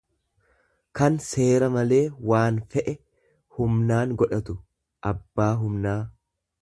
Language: Oromo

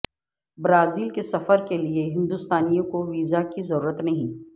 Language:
Urdu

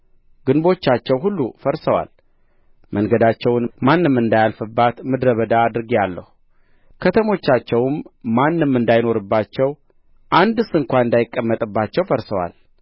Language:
Amharic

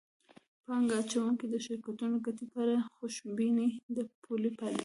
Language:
Pashto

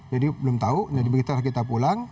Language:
Indonesian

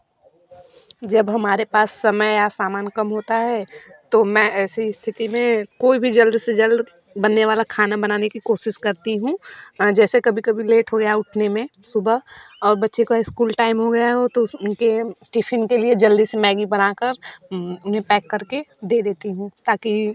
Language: Hindi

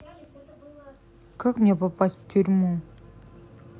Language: Russian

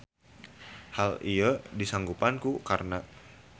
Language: Sundanese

